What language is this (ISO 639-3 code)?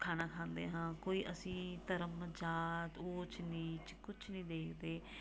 pan